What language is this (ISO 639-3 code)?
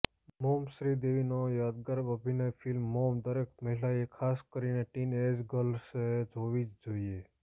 guj